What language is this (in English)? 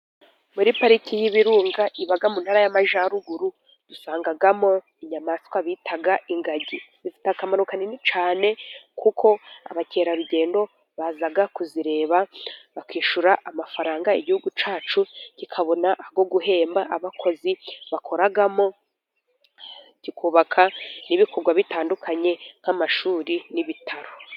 Kinyarwanda